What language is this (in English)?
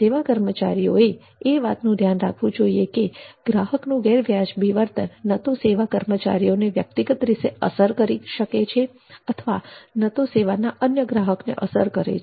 Gujarati